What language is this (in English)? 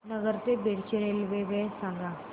Marathi